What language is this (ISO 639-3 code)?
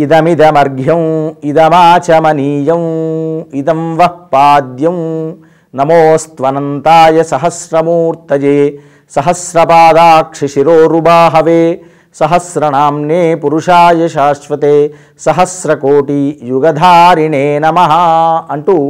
tel